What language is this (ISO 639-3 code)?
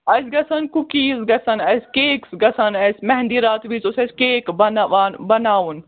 kas